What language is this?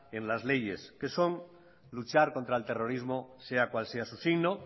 Spanish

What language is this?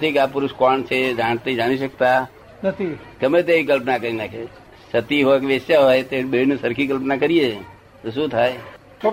Gujarati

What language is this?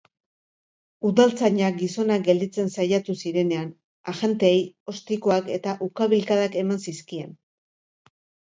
Basque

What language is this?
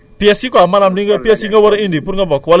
Wolof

